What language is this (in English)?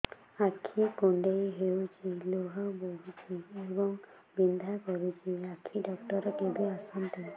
Odia